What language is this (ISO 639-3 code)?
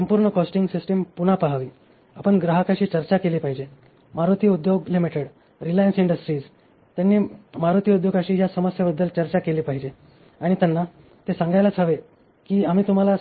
mar